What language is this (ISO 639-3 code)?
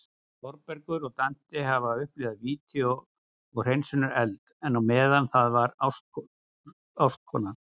isl